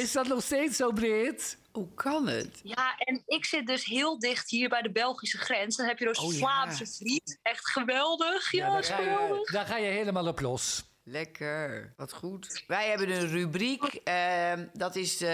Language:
Dutch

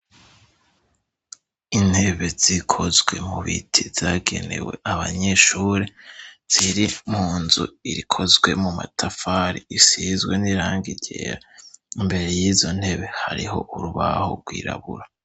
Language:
Rundi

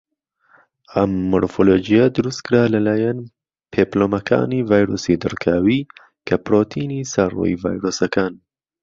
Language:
Central Kurdish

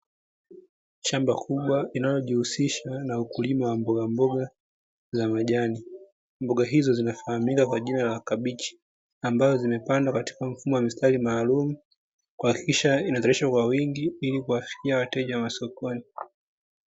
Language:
Swahili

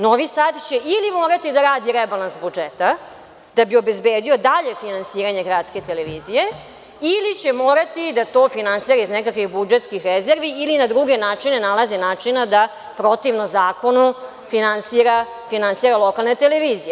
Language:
Serbian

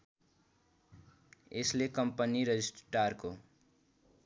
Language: Nepali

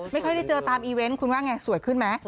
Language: Thai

